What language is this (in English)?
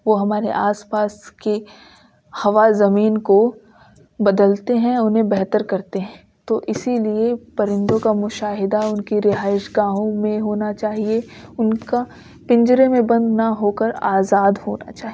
Urdu